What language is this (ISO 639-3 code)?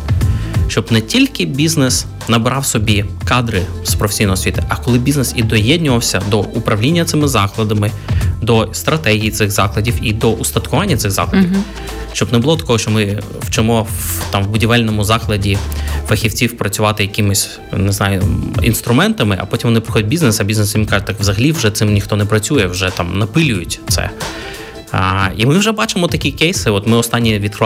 ukr